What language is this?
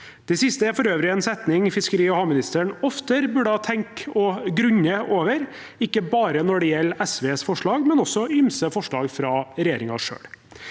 Norwegian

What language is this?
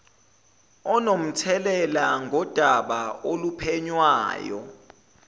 Zulu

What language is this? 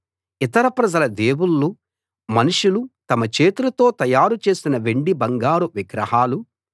Telugu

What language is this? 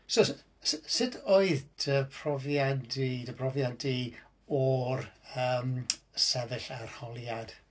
Welsh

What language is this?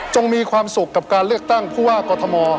Thai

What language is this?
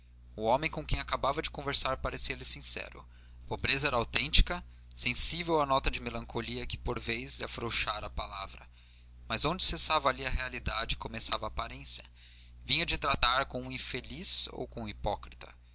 Portuguese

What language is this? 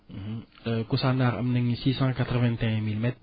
Wolof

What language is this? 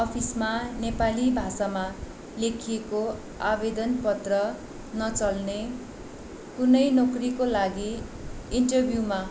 Nepali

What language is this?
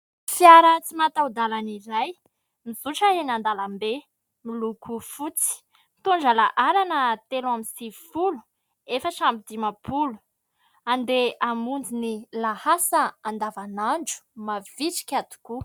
Malagasy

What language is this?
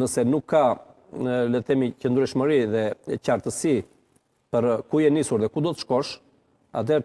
Romanian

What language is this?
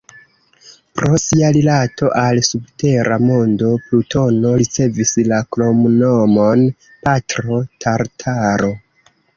Esperanto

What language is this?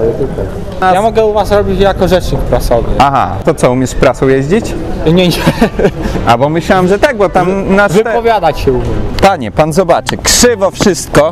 Polish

